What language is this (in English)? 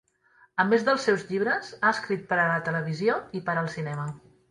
Catalan